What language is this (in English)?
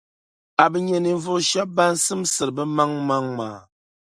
Dagbani